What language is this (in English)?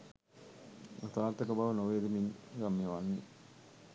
Sinhala